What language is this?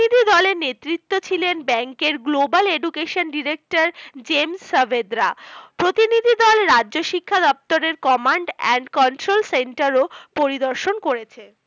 Bangla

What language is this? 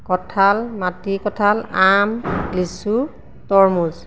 Assamese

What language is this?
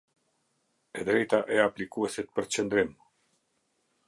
Albanian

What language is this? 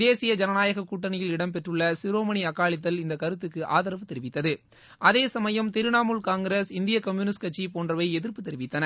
Tamil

